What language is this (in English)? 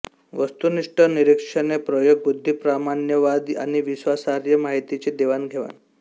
Marathi